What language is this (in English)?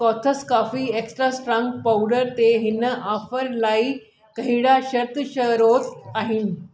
Sindhi